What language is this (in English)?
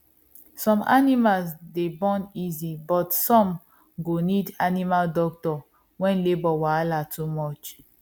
Nigerian Pidgin